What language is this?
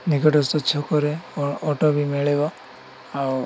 Odia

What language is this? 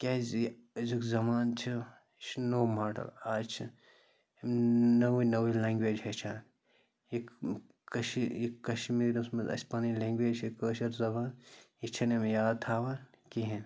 Kashmiri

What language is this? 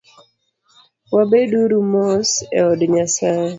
Luo (Kenya and Tanzania)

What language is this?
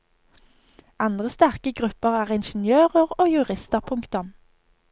Norwegian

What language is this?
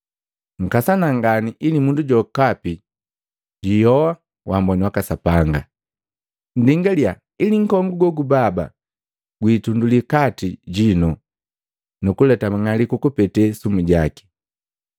Matengo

